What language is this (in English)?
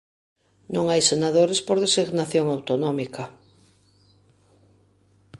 Galician